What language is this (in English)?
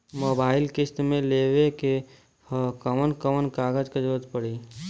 Bhojpuri